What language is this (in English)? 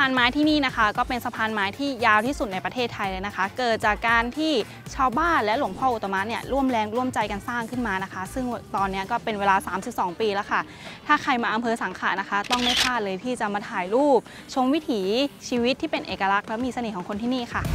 Thai